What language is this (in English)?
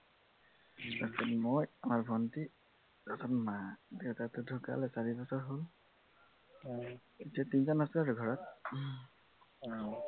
Assamese